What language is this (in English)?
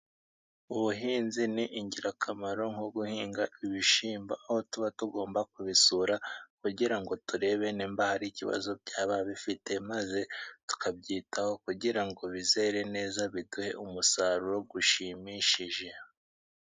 Kinyarwanda